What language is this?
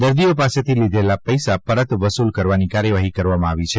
Gujarati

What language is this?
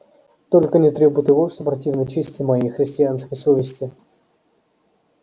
Russian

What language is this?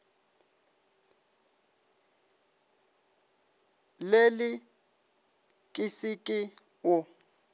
Northern Sotho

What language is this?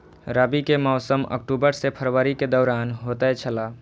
Maithili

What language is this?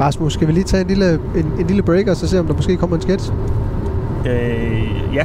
Danish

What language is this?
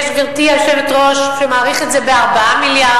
Hebrew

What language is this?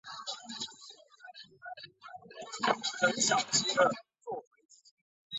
Chinese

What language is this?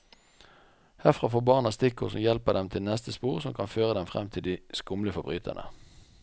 Norwegian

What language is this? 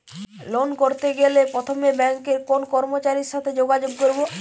Bangla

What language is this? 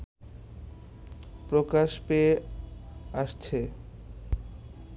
Bangla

